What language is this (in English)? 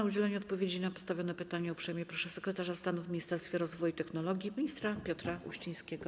Polish